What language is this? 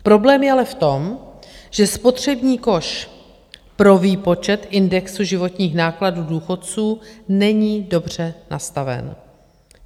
Czech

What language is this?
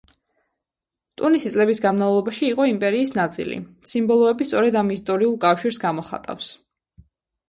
Georgian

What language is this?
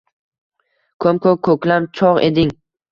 Uzbek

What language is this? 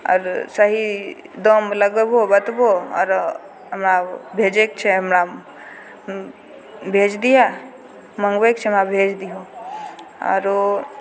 Maithili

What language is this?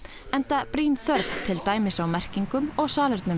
Icelandic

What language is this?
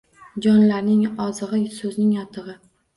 Uzbek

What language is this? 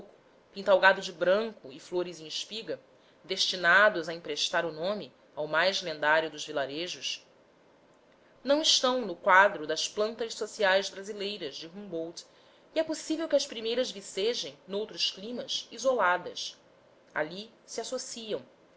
Portuguese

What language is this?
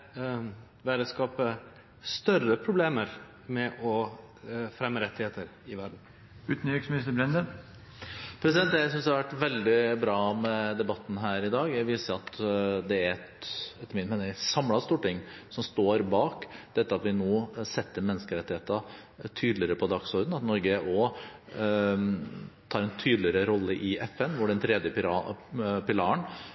Norwegian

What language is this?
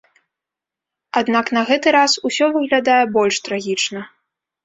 Belarusian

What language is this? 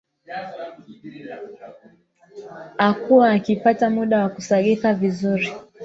Swahili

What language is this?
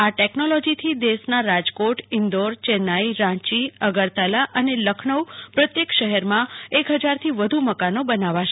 Gujarati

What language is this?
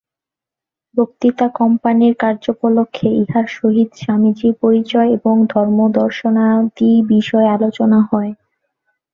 Bangla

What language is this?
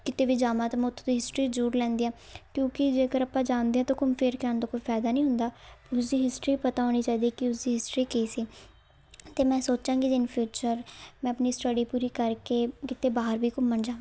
Punjabi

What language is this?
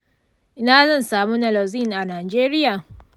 Hausa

